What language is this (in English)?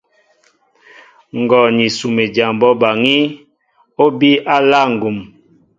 Mbo (Cameroon)